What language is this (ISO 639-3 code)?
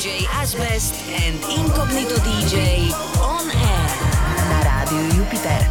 slk